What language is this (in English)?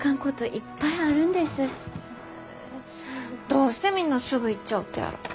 Japanese